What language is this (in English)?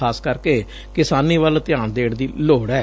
Punjabi